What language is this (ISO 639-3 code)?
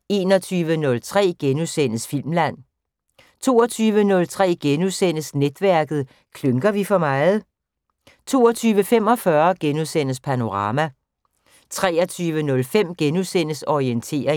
dan